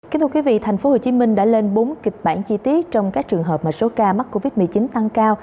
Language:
Vietnamese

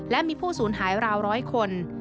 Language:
Thai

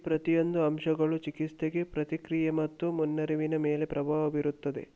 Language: Kannada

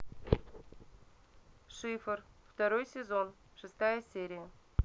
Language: Russian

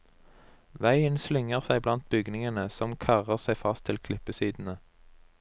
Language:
Norwegian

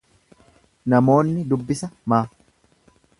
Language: Oromo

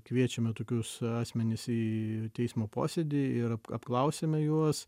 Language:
Lithuanian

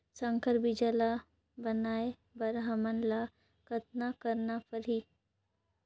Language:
Chhattisgarhi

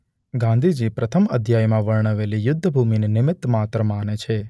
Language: Gujarati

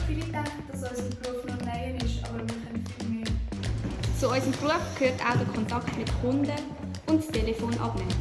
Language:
German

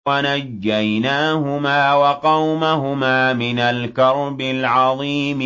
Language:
Arabic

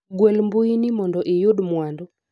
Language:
Luo (Kenya and Tanzania)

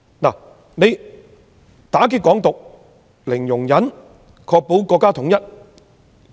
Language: Cantonese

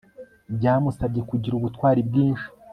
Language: Kinyarwanda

